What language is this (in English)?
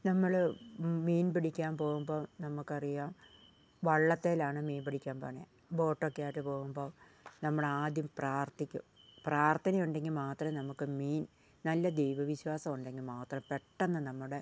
Malayalam